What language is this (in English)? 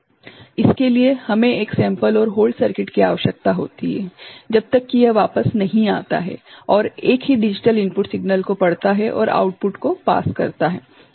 Hindi